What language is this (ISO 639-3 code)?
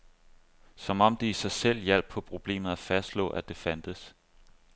dan